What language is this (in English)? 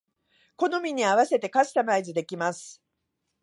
Japanese